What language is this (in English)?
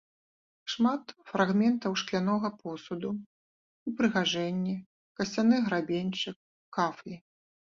Belarusian